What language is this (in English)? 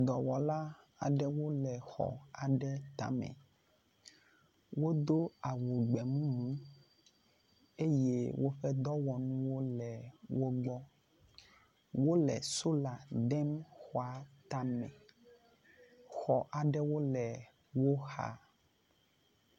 Ewe